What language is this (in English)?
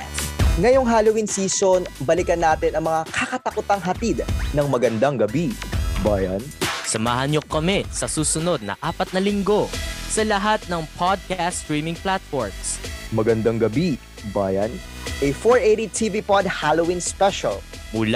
Filipino